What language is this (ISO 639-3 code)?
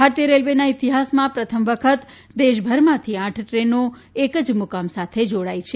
guj